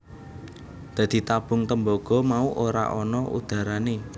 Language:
Javanese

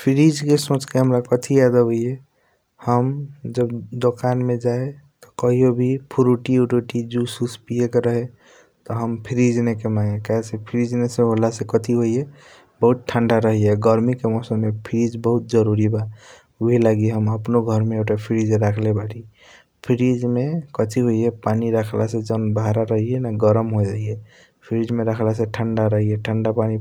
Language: Kochila Tharu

